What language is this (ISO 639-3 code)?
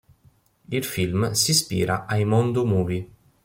ita